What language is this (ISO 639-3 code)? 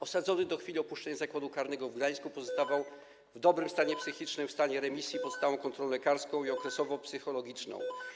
pol